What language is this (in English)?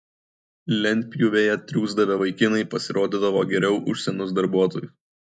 Lithuanian